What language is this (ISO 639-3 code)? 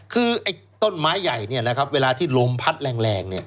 tha